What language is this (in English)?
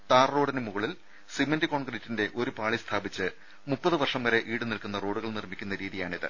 Malayalam